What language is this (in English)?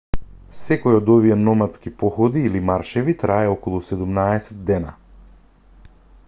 Macedonian